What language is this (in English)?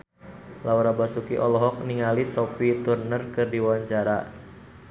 Sundanese